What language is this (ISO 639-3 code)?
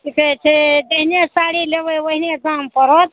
mai